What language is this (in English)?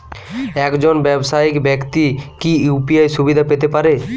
Bangla